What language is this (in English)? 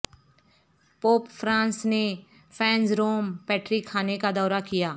Urdu